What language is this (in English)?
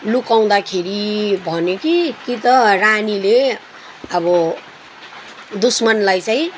Nepali